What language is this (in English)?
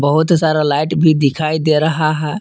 Hindi